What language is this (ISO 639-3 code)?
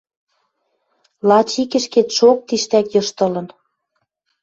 mrj